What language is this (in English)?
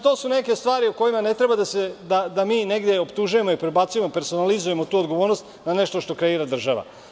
Serbian